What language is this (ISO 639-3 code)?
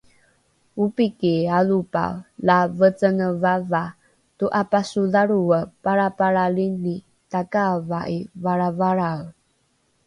dru